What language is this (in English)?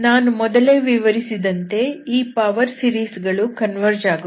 Kannada